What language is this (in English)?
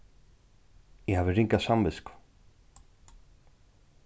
Faroese